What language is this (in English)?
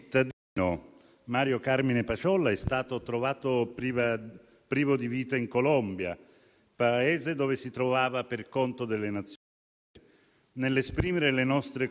Italian